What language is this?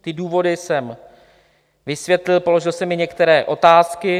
Czech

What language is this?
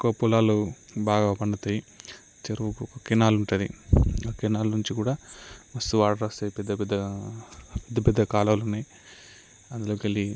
Telugu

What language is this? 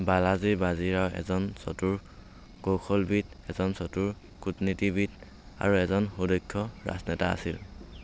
Assamese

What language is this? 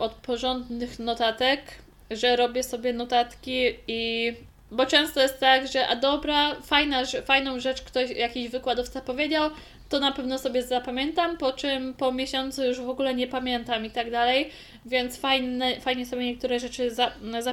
Polish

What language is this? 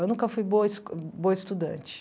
Portuguese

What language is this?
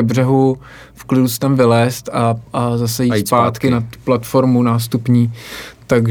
Czech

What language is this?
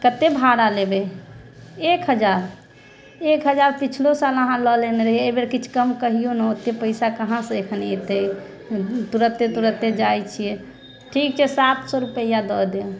Maithili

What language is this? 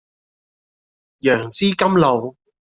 Cantonese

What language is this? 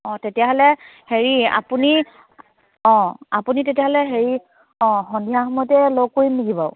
Assamese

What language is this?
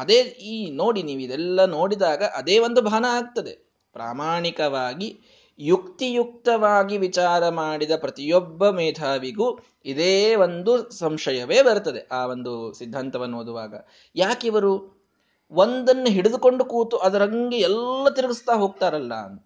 Kannada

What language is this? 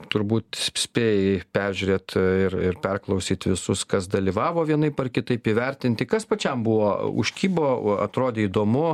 Lithuanian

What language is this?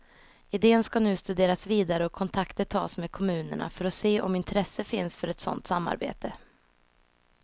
Swedish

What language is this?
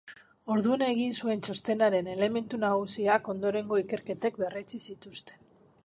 Basque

